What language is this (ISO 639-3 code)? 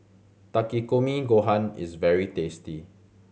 eng